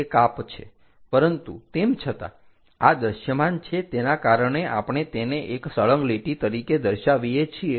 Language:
Gujarati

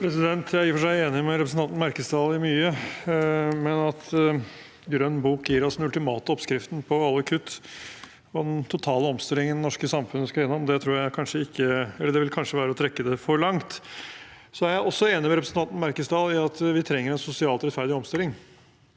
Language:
Norwegian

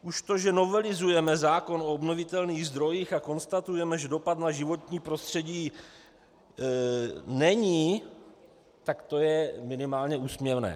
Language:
Czech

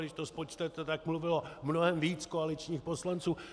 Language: Czech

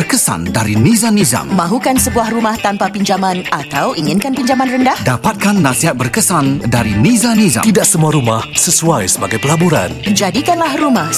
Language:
Malay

